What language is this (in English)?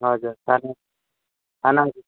Nepali